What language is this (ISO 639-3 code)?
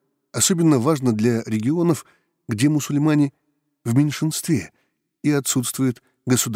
rus